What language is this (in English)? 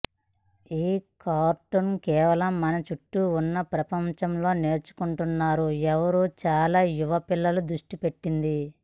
Telugu